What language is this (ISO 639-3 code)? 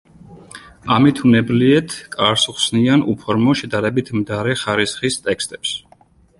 kat